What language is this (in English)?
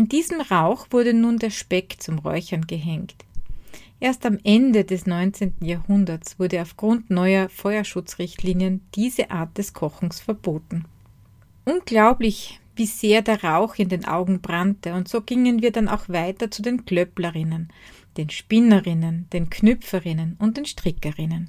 German